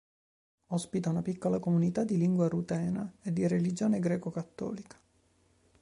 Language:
Italian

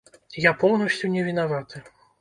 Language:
Belarusian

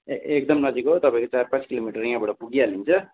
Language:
Nepali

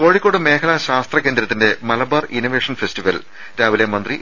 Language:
Malayalam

